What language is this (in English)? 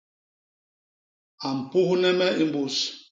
Basaa